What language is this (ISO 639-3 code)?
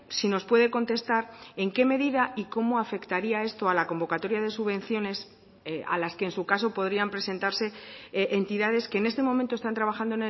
spa